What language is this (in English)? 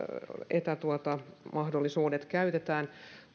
Finnish